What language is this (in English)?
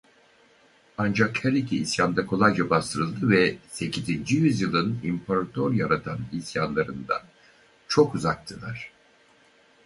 Turkish